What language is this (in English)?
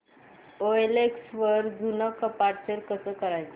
Marathi